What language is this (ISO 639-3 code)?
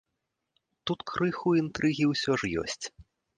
bel